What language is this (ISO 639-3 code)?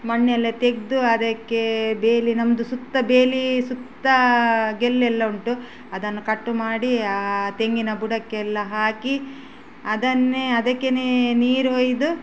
kan